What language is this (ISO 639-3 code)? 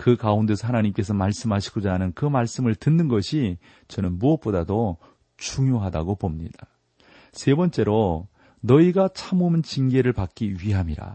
kor